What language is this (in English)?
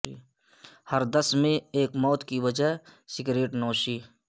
Urdu